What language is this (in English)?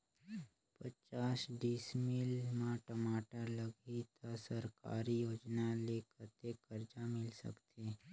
Chhattisgarhi